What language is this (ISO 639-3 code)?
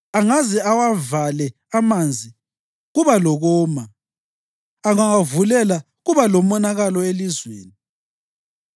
nde